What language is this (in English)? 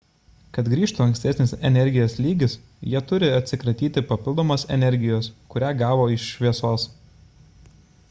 Lithuanian